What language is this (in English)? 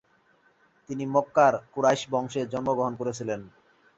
Bangla